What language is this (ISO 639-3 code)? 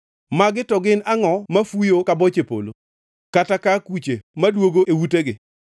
luo